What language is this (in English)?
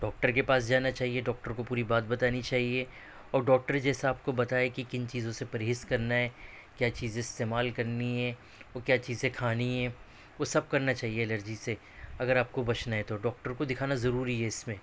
Urdu